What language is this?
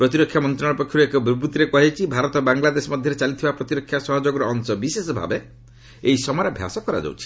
Odia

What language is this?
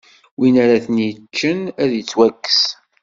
Kabyle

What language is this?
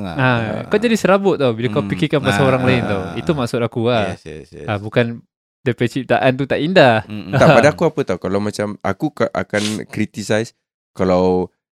Malay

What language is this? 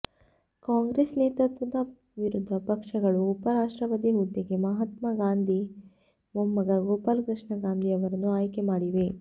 Kannada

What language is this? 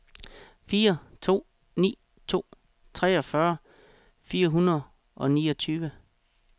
Danish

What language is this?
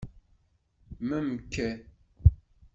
Kabyle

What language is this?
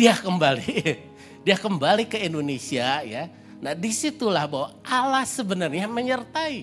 Indonesian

